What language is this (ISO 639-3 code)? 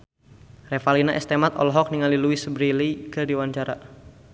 sun